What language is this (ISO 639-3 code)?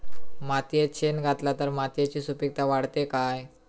mar